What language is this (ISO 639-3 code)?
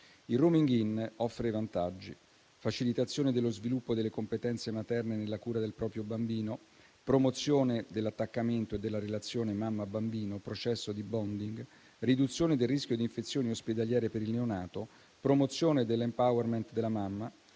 ita